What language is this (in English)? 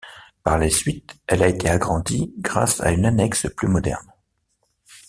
French